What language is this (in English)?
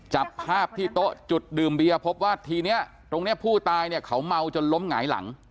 Thai